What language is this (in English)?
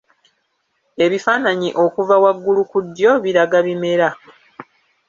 Ganda